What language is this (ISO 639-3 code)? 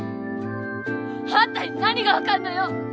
jpn